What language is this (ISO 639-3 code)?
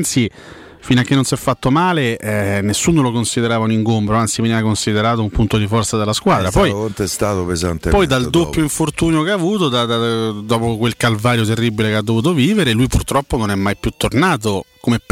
ita